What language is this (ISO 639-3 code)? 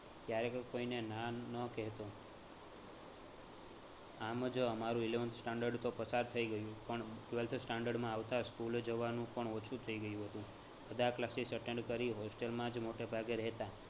guj